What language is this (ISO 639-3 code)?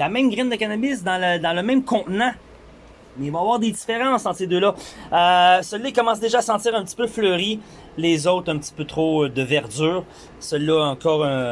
fra